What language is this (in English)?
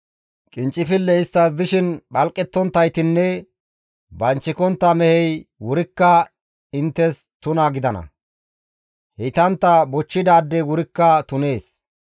Gamo